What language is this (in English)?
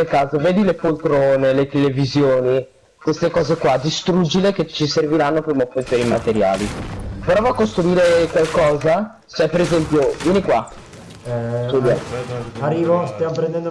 Italian